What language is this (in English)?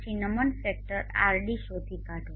Gujarati